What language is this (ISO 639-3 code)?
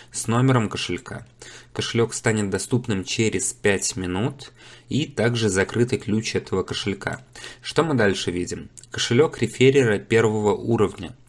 rus